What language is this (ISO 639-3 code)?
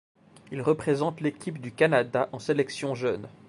fra